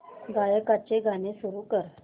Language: Marathi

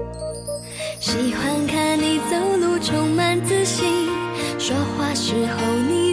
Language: Chinese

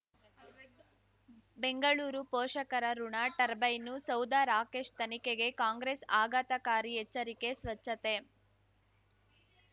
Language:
Kannada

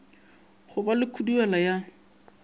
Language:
Northern Sotho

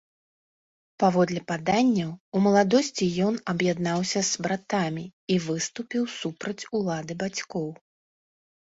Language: Belarusian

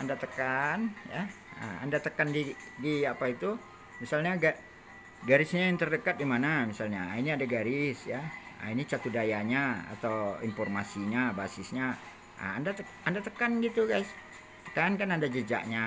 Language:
Indonesian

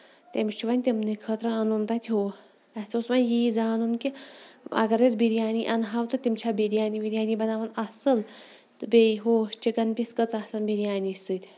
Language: Kashmiri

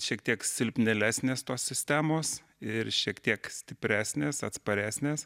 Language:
Lithuanian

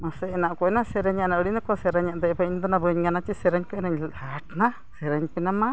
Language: Santali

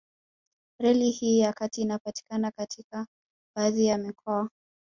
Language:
Swahili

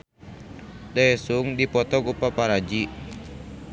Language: Sundanese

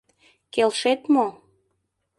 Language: Mari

